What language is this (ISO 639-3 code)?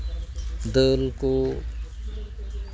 sat